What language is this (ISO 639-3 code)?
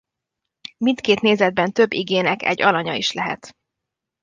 hun